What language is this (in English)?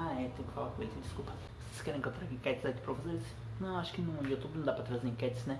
Portuguese